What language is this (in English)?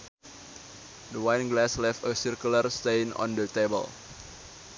Sundanese